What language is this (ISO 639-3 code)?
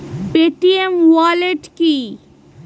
ben